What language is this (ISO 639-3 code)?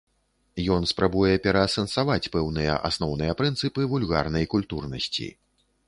bel